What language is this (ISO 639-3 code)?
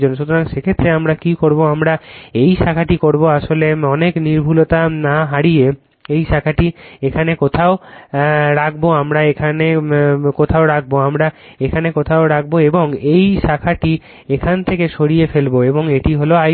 ben